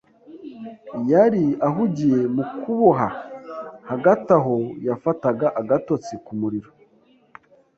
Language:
Kinyarwanda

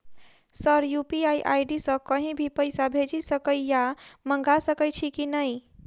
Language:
Maithili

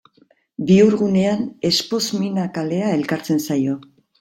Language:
Basque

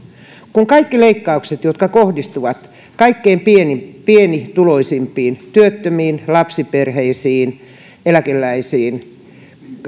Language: Finnish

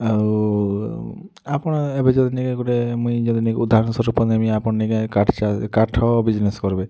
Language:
Odia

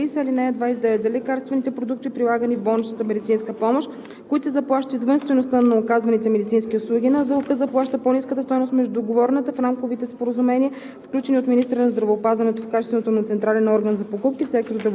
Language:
Bulgarian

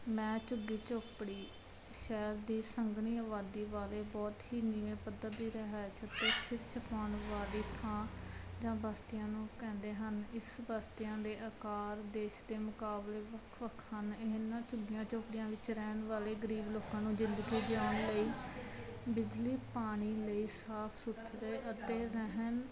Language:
Punjabi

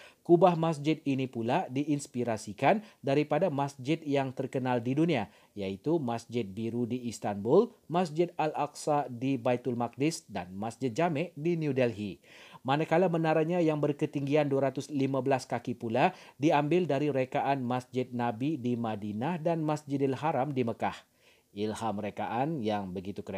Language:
Malay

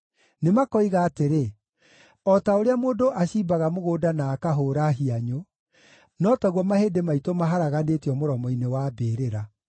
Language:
Kikuyu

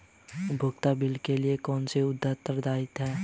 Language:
Hindi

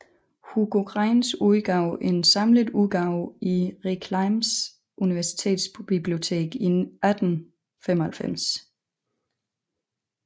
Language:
Danish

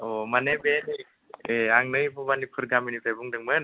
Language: Bodo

